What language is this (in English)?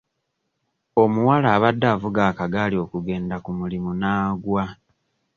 Ganda